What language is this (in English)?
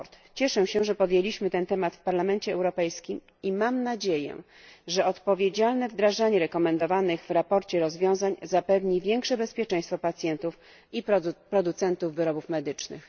Polish